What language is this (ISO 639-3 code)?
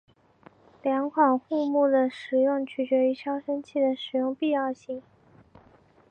zho